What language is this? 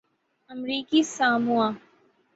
Urdu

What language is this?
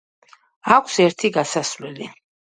Georgian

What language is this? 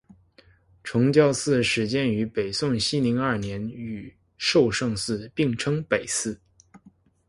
Chinese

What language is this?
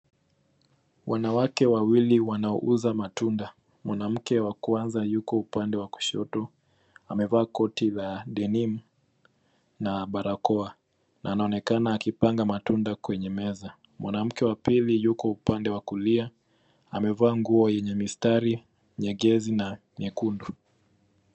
Swahili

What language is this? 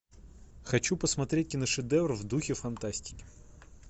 Russian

